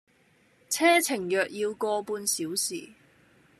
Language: Cantonese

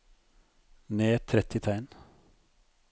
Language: Norwegian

